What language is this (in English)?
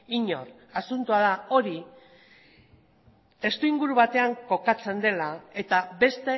Basque